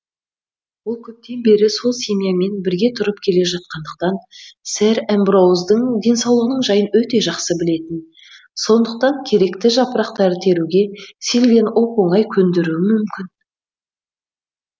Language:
Kazakh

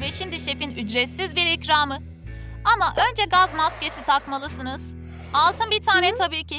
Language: Turkish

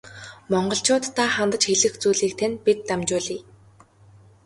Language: Mongolian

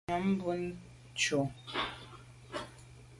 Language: Medumba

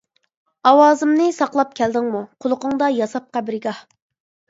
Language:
Uyghur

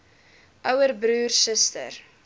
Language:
Afrikaans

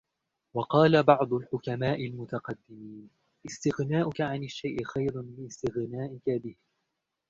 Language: Arabic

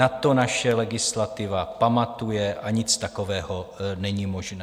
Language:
Czech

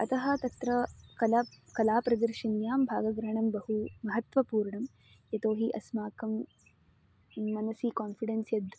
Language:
Sanskrit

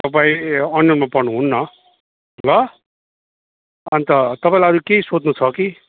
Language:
Nepali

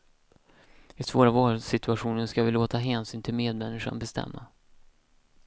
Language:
Swedish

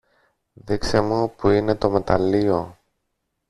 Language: Greek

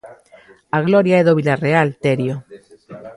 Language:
Galician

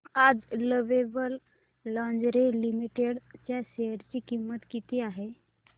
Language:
Marathi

